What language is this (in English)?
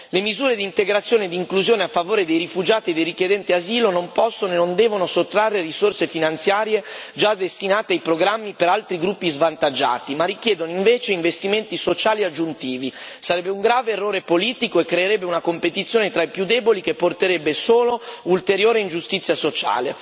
Italian